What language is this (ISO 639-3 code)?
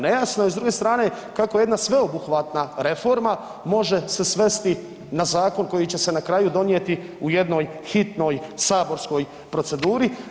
hrv